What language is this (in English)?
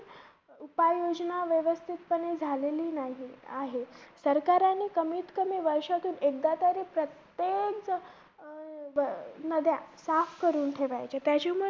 Marathi